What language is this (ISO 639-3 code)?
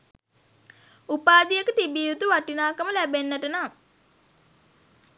sin